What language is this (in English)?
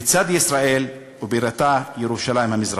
Hebrew